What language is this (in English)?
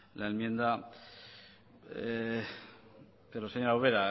Spanish